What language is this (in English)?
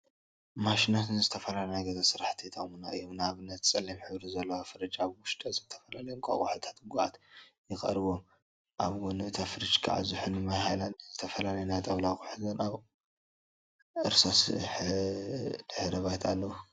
Tigrinya